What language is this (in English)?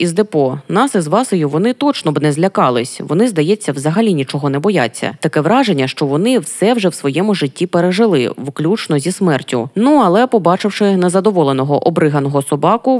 Ukrainian